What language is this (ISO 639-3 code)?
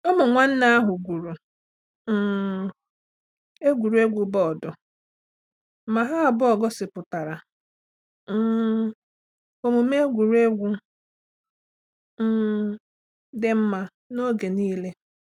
ibo